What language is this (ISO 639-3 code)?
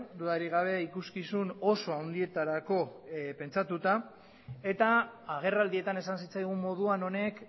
eus